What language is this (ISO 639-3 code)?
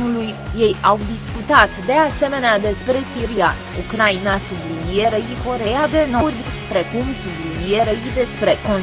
ron